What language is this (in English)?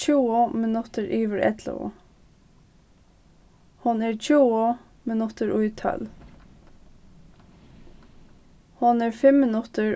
Faroese